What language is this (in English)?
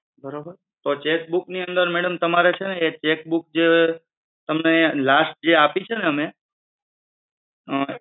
Gujarati